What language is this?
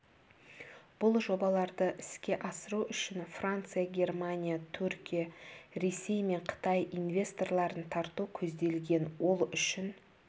Kazakh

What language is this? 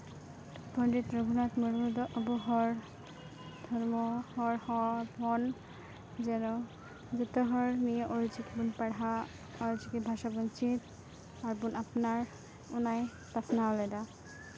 Santali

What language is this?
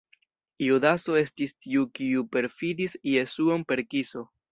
Esperanto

